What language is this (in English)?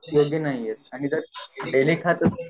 Marathi